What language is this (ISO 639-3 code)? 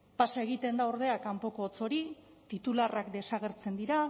eus